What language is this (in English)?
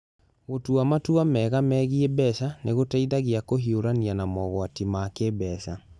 Kikuyu